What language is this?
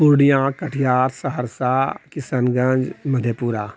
Maithili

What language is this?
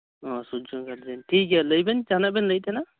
Santali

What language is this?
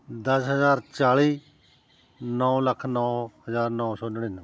Punjabi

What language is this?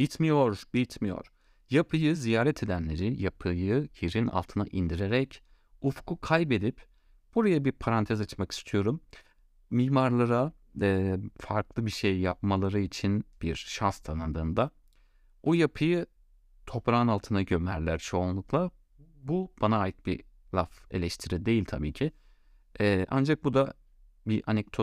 Turkish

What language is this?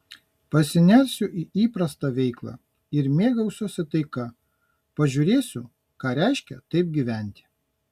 Lithuanian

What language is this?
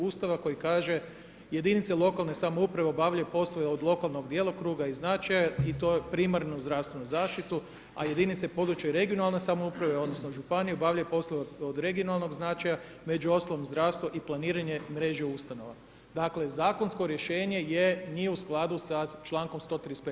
Croatian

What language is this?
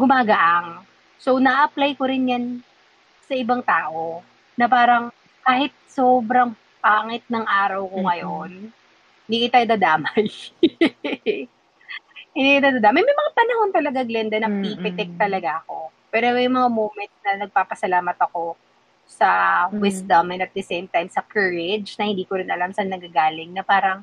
Filipino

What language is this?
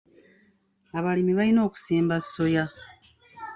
Ganda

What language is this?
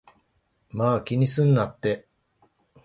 Japanese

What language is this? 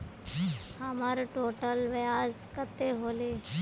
Magahi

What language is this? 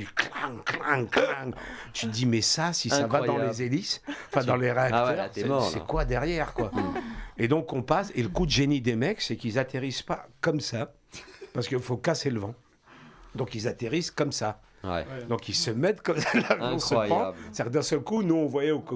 French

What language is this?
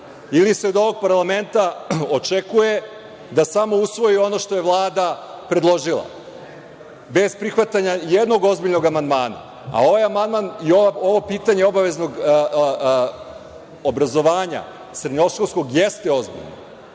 Serbian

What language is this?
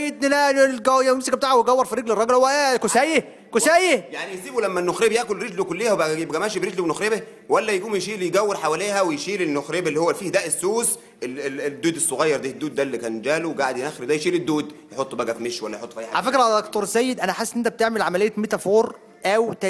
Arabic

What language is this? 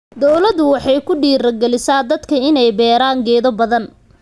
Somali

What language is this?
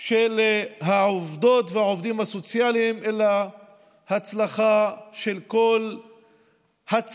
Hebrew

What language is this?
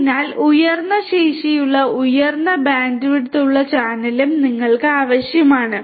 Malayalam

